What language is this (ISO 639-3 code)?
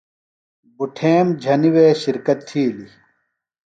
phl